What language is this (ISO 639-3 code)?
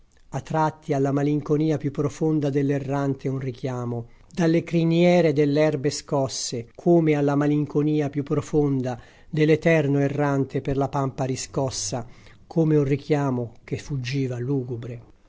ita